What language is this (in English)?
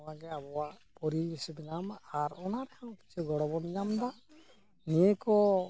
Santali